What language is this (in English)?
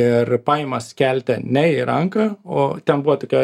Lithuanian